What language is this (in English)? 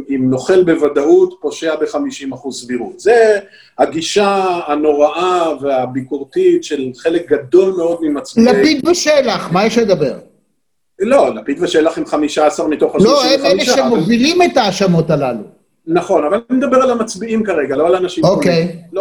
Hebrew